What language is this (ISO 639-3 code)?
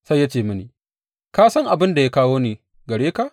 hau